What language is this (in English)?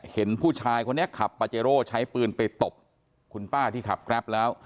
Thai